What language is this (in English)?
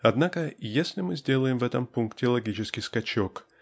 Russian